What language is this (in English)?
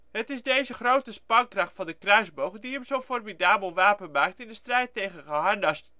Dutch